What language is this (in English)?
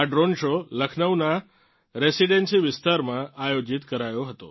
Gujarati